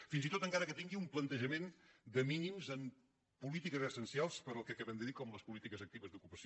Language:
Catalan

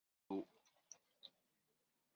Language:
Kabyle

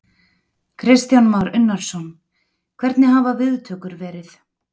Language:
Icelandic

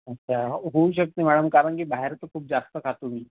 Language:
Marathi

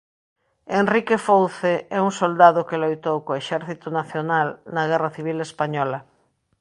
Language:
Galician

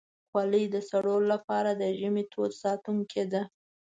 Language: Pashto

